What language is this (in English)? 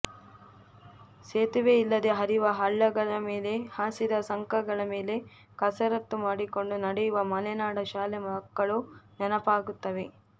Kannada